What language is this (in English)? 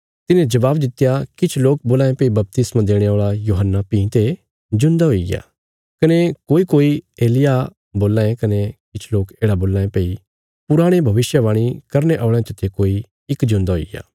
Bilaspuri